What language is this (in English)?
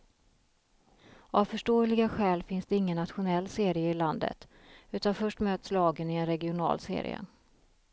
Swedish